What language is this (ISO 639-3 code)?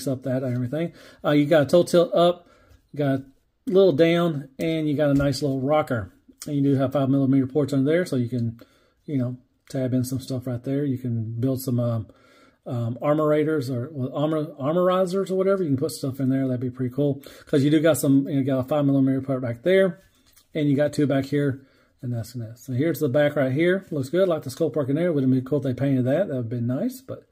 eng